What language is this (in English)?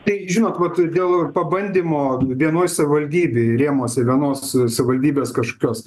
Lithuanian